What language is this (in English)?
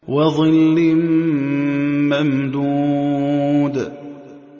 Arabic